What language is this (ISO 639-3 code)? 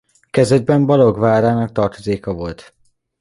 hun